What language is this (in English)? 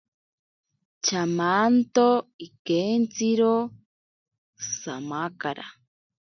Ashéninka Perené